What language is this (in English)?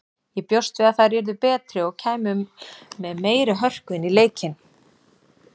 Icelandic